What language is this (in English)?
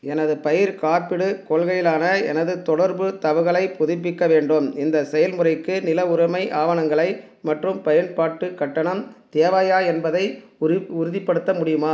Tamil